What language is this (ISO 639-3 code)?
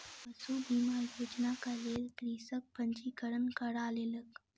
mai